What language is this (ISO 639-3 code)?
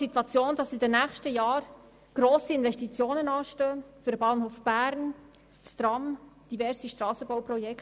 gsw